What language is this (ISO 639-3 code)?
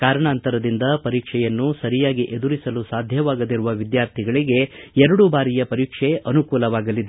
kan